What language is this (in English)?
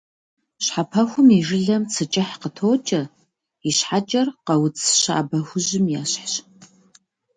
Kabardian